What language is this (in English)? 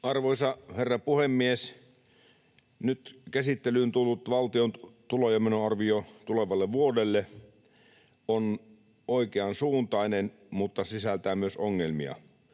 Finnish